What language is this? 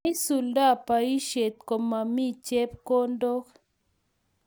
Kalenjin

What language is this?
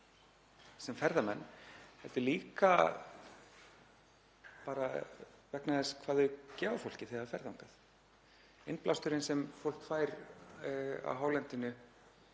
Icelandic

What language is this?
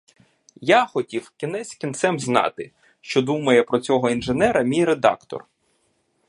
Ukrainian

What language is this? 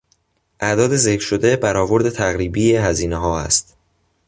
Persian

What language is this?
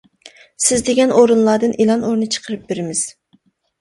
Uyghur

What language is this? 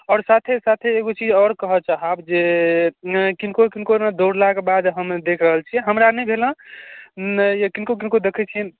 Maithili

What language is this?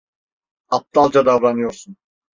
Turkish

